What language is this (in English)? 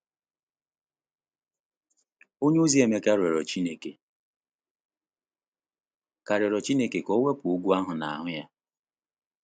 Igbo